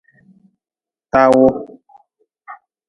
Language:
Nawdm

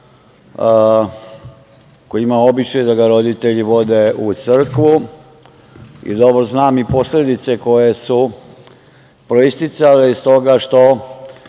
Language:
Serbian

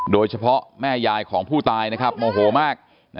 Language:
Thai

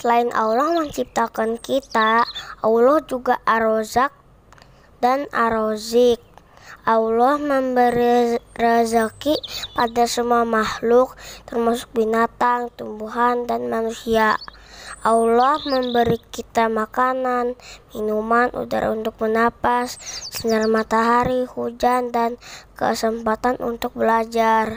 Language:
Indonesian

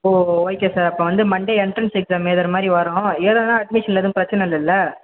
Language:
Tamil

